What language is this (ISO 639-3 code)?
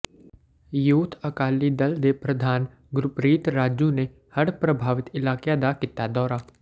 pan